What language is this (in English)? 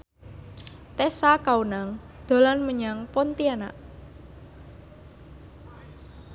Javanese